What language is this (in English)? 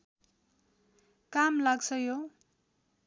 Nepali